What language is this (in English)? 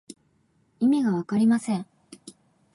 Japanese